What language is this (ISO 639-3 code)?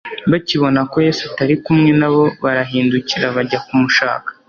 kin